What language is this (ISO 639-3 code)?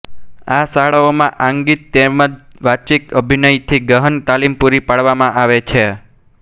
guj